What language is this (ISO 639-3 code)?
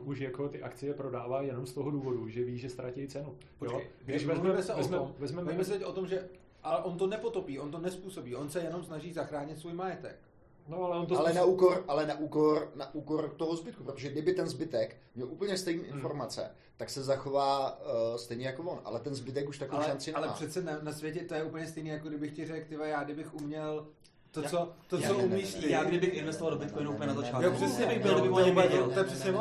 ces